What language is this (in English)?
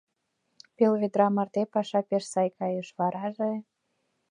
Mari